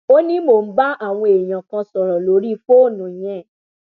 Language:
Yoruba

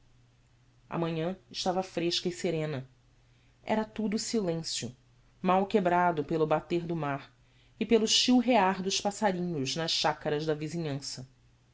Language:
Portuguese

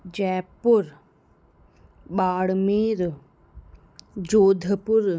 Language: Sindhi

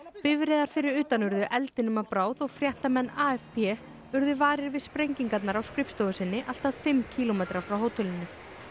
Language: Icelandic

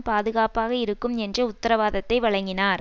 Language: Tamil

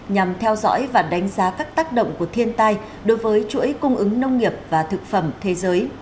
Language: Vietnamese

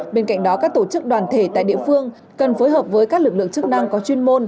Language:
Vietnamese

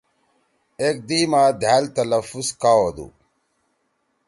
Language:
Torwali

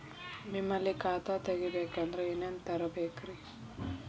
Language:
Kannada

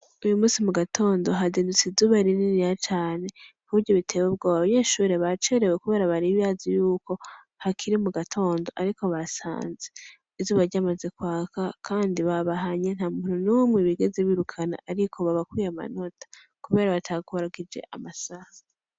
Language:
Rundi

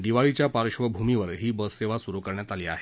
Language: Marathi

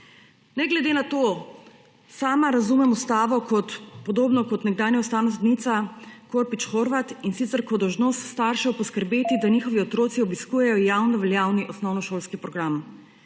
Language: Slovenian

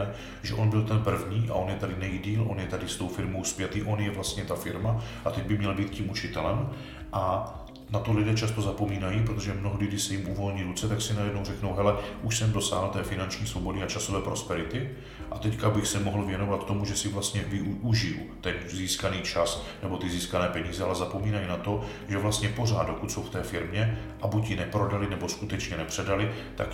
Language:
Czech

